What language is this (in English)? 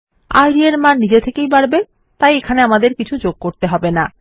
Bangla